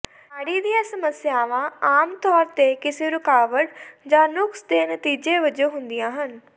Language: Punjabi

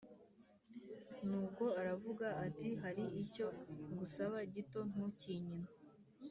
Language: Kinyarwanda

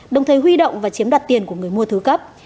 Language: Vietnamese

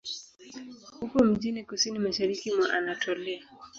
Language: Swahili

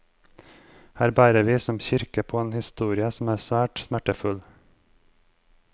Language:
Norwegian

